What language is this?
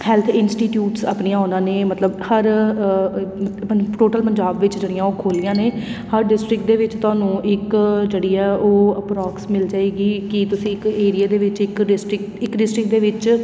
Punjabi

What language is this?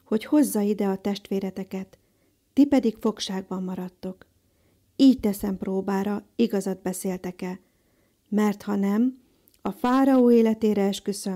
Hungarian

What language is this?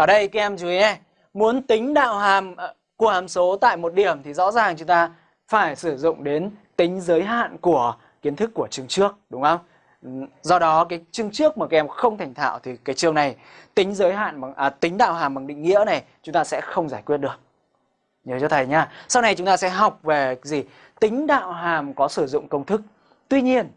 Vietnamese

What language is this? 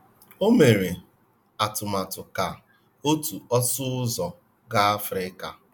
Igbo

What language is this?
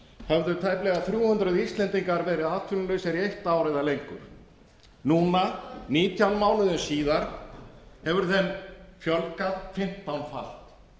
Icelandic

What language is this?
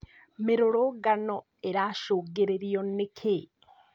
Kikuyu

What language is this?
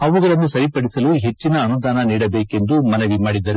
Kannada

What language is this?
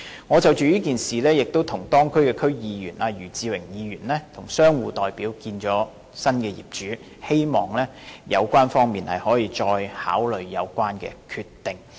Cantonese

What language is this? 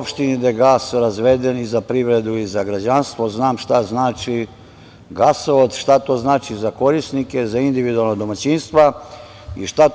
Serbian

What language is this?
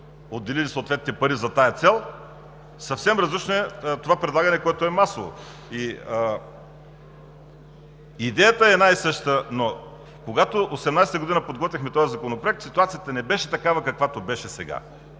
Bulgarian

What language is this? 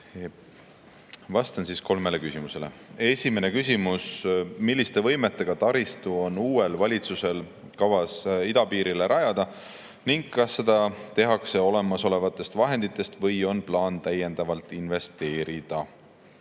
Estonian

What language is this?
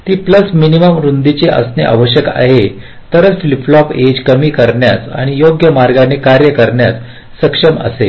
Marathi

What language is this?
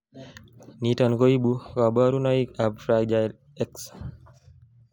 Kalenjin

